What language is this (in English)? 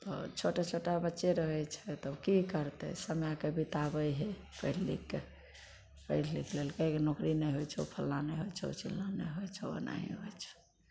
Maithili